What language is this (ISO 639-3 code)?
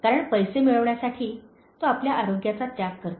mar